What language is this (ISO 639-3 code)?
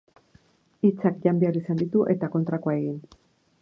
eus